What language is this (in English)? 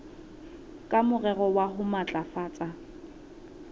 Southern Sotho